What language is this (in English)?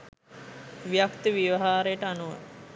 Sinhala